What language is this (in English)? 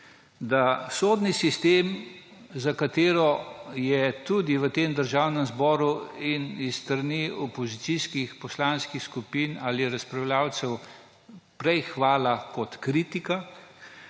Slovenian